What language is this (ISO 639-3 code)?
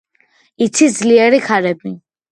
kat